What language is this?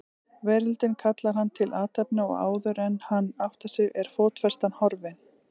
Icelandic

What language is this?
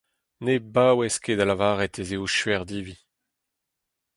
Breton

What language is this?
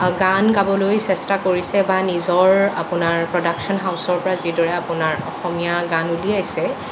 Assamese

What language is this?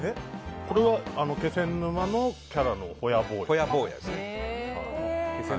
Japanese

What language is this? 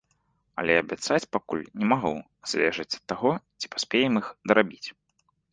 Belarusian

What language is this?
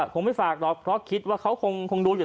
Thai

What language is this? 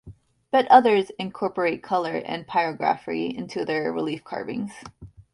English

